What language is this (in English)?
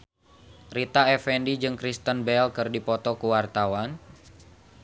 Sundanese